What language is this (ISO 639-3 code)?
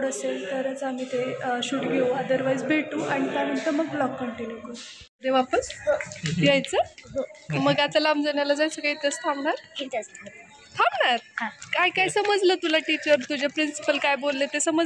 ron